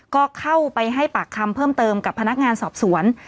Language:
Thai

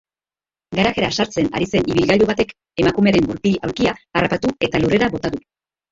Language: Basque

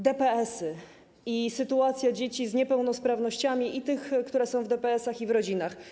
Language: Polish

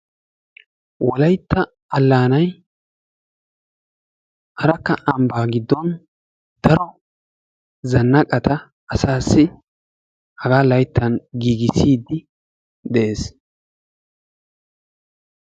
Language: Wolaytta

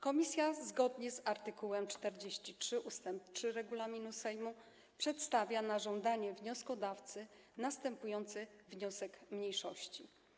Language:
Polish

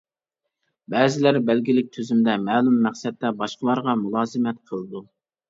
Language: Uyghur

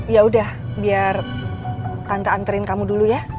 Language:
Indonesian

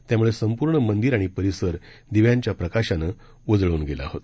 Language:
Marathi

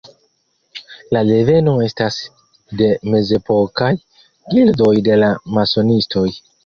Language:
Esperanto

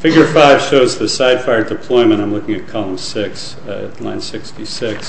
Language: English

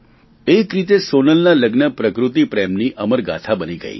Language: Gujarati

